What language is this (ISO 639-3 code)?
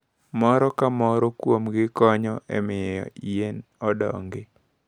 luo